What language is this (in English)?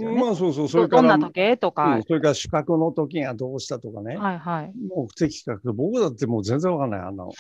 Japanese